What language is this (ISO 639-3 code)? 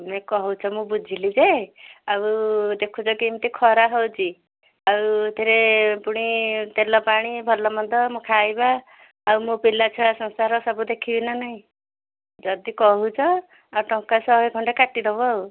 ori